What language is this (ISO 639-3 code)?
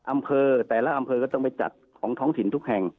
tha